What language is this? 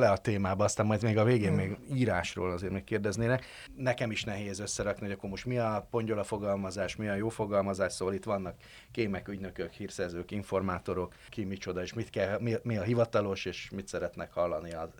Hungarian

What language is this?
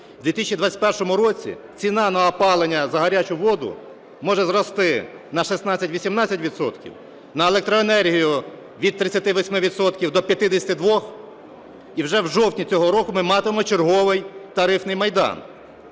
Ukrainian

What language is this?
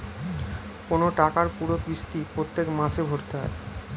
Bangla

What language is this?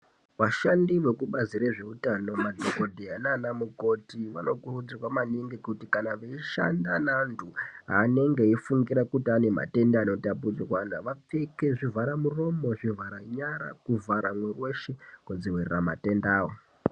Ndau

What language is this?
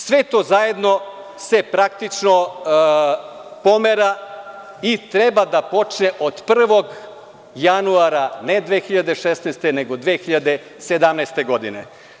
Serbian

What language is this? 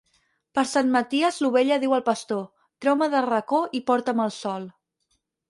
Catalan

